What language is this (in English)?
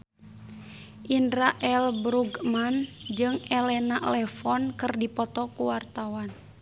Sundanese